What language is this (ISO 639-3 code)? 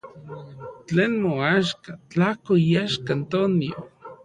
ncx